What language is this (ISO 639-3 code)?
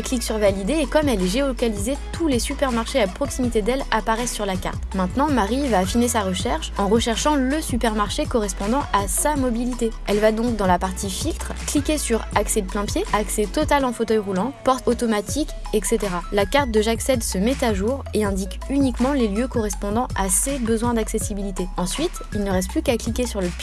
fra